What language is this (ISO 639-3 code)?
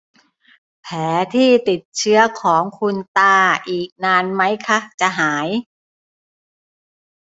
tha